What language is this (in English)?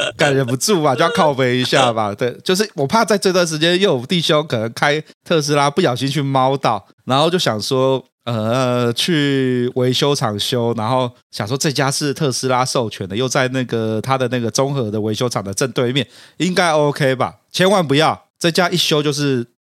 Chinese